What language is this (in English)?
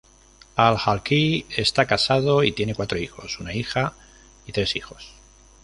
Spanish